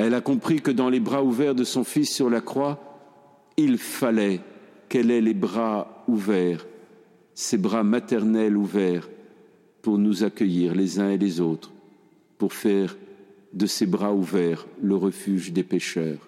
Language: French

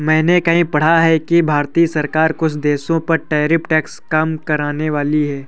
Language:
Hindi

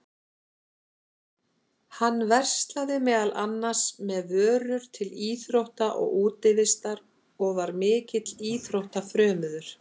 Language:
Icelandic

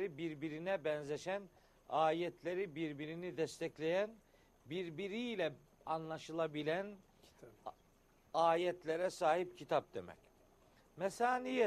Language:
Turkish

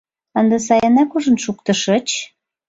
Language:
Mari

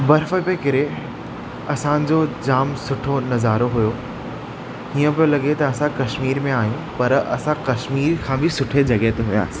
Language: Sindhi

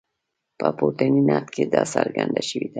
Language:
Pashto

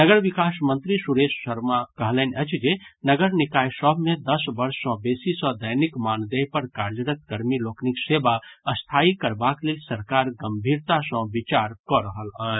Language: Maithili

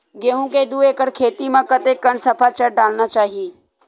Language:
Chhattisgarhi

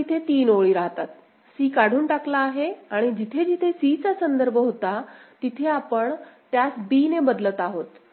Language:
Marathi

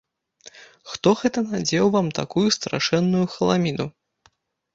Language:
Belarusian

